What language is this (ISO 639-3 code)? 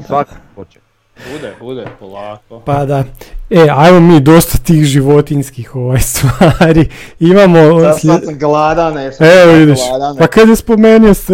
hrv